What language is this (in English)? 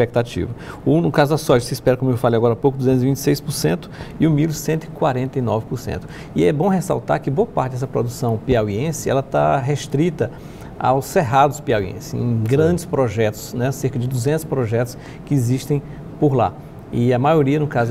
Portuguese